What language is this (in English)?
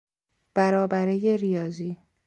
Persian